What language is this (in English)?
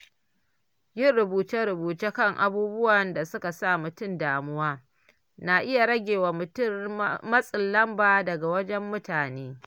Hausa